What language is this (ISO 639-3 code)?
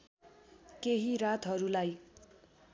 nep